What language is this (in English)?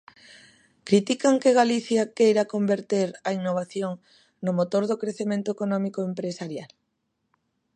Galician